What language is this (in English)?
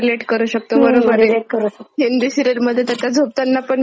Marathi